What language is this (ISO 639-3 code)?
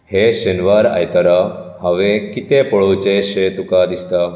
kok